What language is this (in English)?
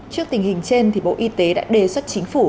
Vietnamese